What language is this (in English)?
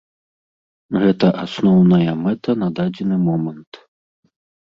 Belarusian